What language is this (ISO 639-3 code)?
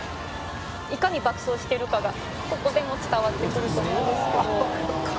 jpn